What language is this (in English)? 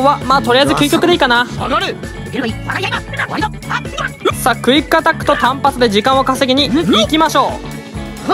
Japanese